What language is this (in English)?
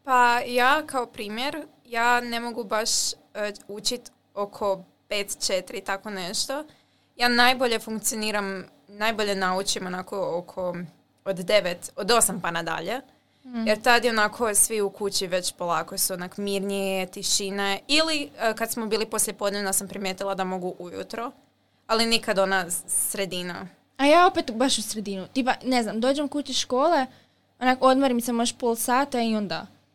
Croatian